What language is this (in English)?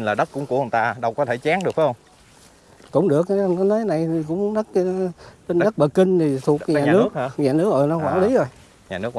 Vietnamese